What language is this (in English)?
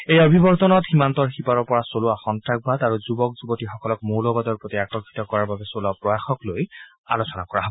Assamese